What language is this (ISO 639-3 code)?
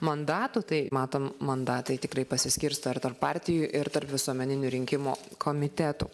lit